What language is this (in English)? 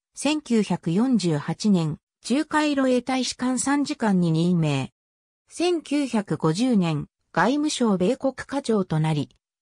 Japanese